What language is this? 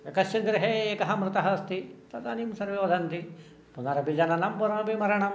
Sanskrit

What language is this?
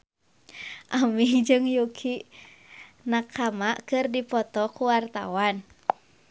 Sundanese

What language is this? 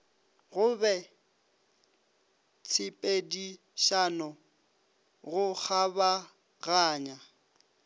Northern Sotho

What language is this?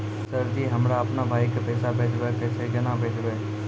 Maithili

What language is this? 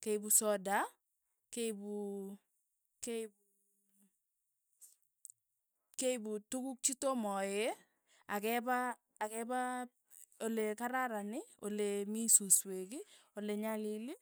Tugen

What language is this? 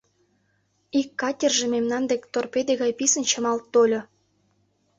Mari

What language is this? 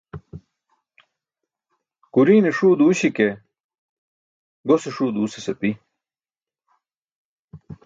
Burushaski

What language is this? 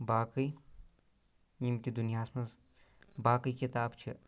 Kashmiri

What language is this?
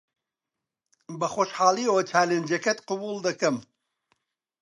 Central Kurdish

